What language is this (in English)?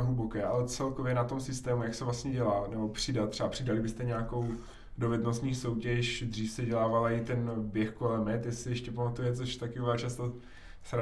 Czech